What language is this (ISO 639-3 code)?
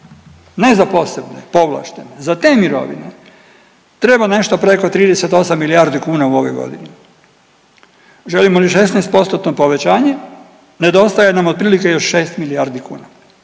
hrv